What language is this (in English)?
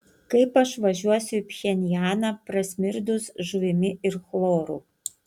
Lithuanian